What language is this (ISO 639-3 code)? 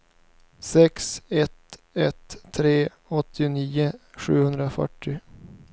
swe